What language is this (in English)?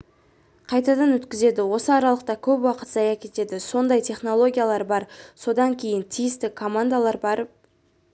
Kazakh